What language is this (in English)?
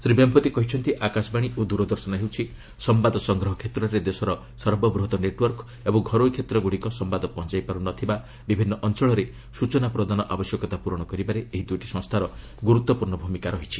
Odia